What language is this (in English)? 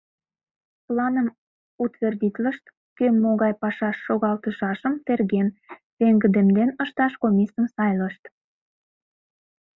Mari